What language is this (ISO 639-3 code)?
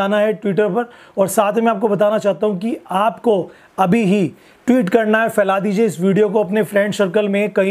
hin